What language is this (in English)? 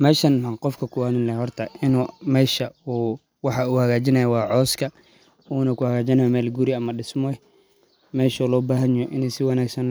Somali